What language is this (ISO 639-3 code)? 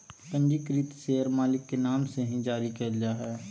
mag